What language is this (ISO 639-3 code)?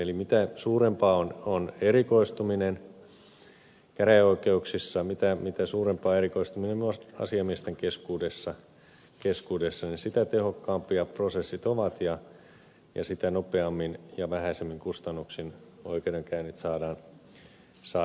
fin